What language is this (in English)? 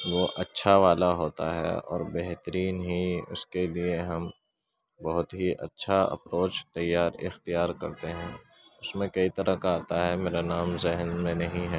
Urdu